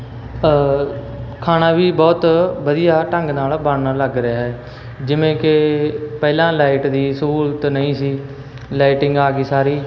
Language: Punjabi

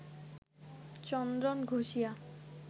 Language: Bangla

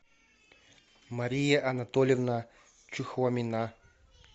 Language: Russian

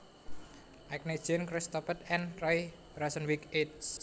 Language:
Javanese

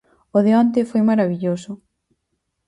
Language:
Galician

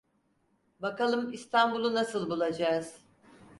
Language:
Turkish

